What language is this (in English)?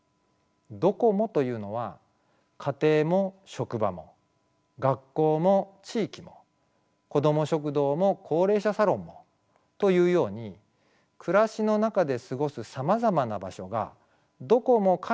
Japanese